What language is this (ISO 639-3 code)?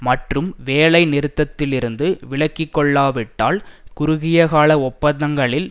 tam